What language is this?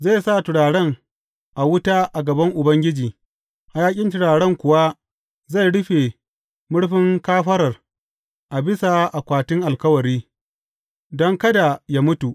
Hausa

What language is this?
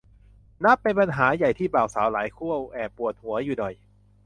Thai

